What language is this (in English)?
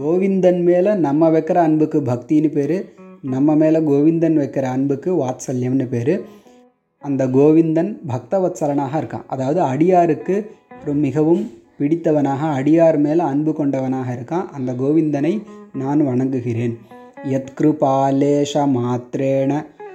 Tamil